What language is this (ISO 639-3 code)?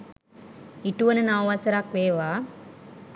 sin